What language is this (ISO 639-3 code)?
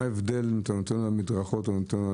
heb